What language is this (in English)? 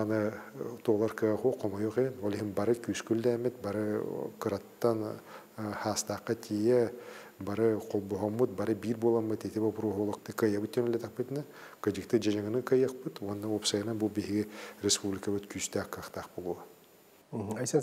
Arabic